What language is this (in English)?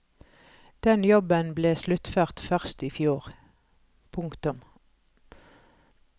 Norwegian